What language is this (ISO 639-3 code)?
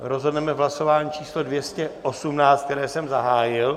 ces